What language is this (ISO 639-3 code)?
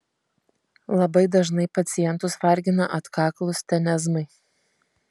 lit